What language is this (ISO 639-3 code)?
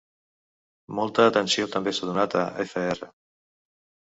cat